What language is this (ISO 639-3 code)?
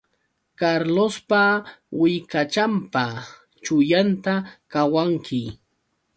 qux